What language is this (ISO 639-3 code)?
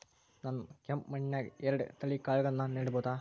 kan